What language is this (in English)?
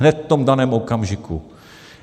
Czech